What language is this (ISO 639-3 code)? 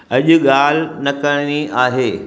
snd